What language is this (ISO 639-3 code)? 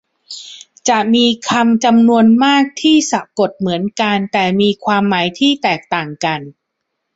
tha